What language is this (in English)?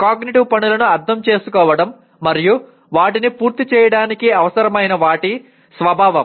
Telugu